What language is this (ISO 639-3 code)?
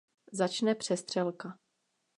ces